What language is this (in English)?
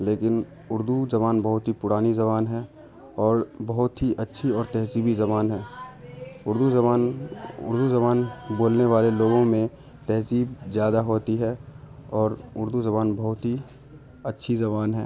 Urdu